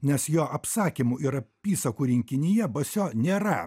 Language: Lithuanian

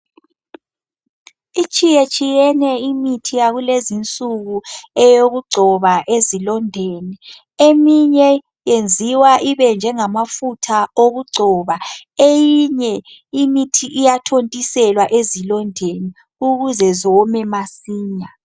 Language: North Ndebele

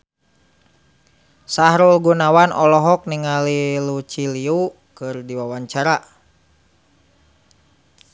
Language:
Sundanese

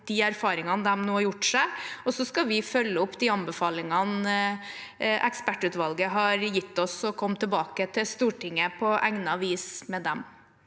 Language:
Norwegian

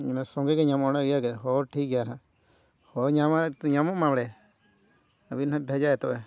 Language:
Santali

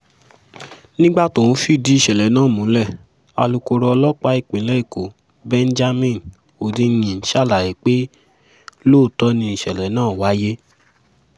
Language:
Yoruba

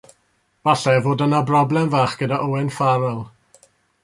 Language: Welsh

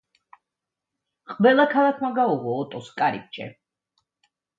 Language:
Georgian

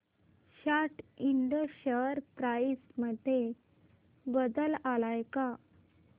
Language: Marathi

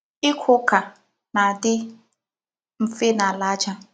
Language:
Igbo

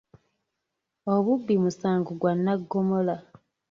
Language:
Ganda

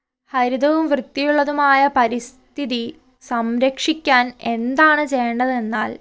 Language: Malayalam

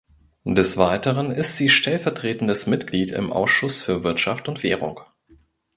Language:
German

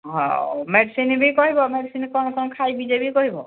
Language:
Odia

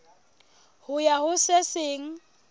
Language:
Southern Sotho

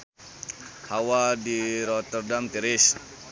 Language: Sundanese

